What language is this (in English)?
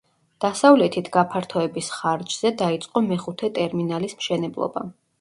Georgian